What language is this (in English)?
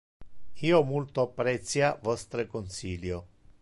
Interlingua